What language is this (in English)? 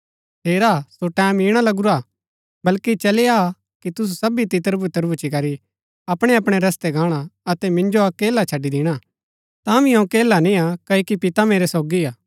Gaddi